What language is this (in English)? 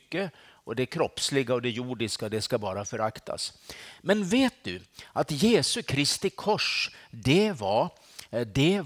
Swedish